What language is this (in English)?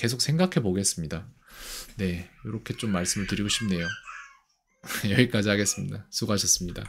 Korean